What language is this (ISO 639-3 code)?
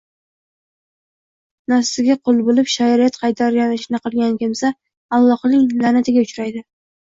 uzb